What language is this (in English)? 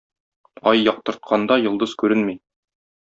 Tatar